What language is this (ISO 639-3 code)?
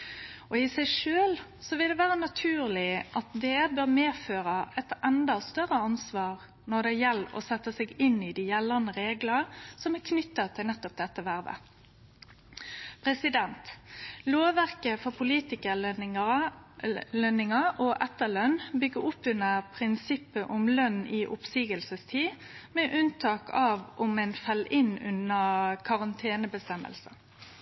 nno